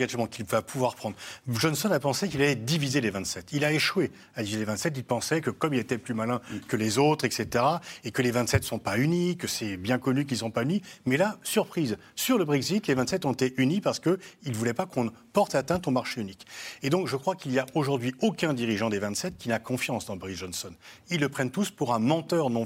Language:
French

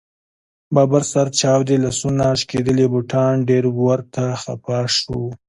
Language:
Pashto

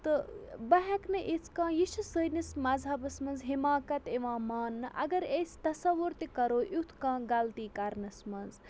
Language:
Kashmiri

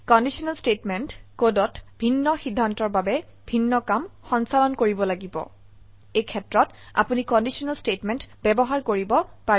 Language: Assamese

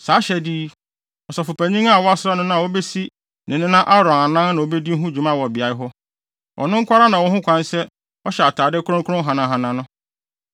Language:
Akan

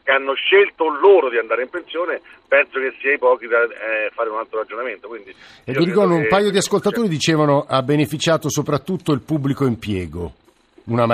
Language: Italian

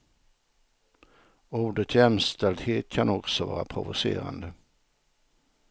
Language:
Swedish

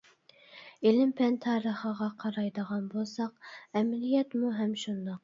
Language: Uyghur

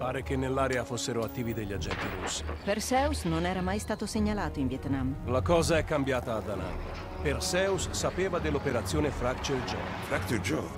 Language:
Italian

